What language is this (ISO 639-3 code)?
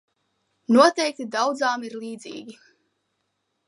lav